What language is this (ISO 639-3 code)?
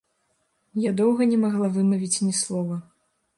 bel